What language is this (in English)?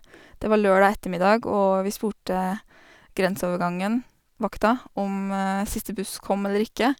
Norwegian